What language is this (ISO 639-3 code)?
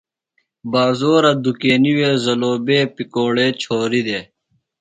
phl